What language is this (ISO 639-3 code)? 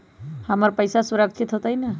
mag